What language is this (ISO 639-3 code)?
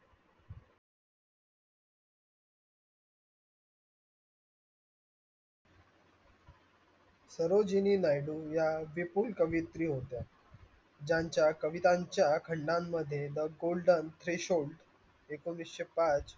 mar